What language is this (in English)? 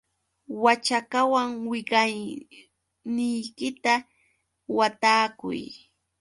Yauyos Quechua